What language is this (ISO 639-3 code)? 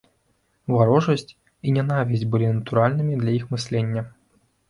bel